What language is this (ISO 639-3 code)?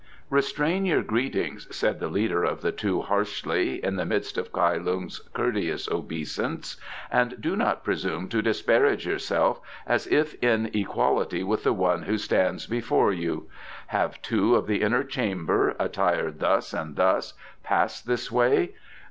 eng